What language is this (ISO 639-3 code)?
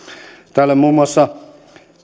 fin